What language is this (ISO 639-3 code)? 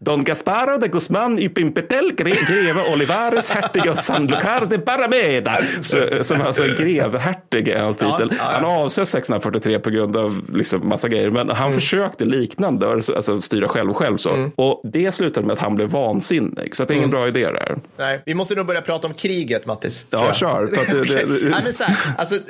swe